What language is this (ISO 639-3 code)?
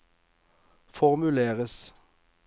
nor